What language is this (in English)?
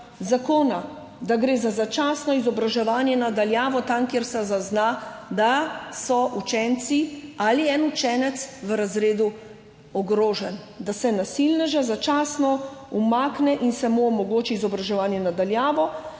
Slovenian